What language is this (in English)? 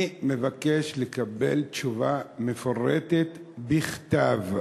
Hebrew